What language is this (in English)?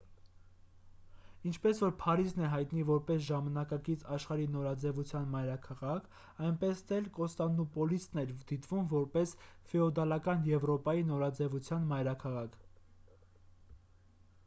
Armenian